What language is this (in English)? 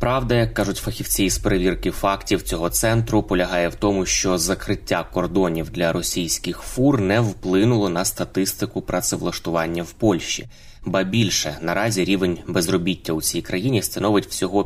Ukrainian